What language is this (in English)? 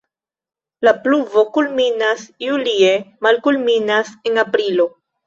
Esperanto